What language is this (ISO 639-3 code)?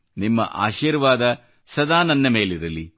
kan